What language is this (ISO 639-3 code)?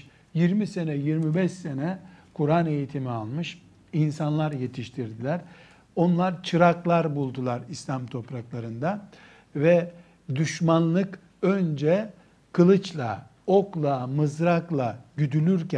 tur